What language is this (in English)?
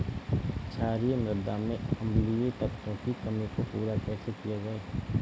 Hindi